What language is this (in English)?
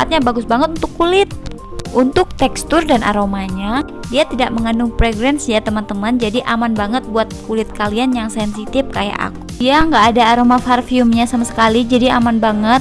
Indonesian